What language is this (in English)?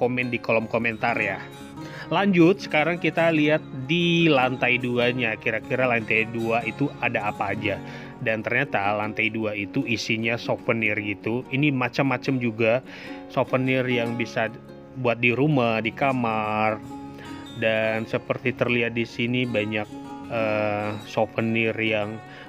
Indonesian